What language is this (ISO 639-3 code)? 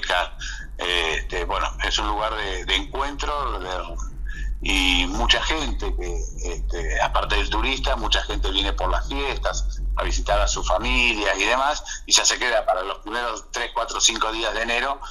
spa